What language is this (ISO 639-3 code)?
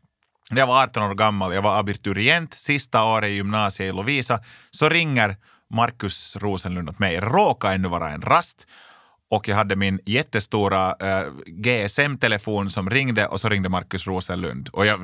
swe